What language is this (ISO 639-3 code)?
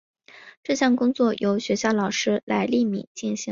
zho